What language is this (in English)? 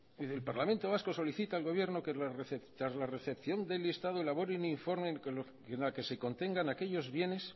Spanish